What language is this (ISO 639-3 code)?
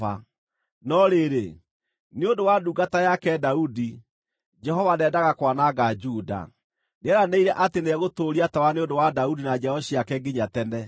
kik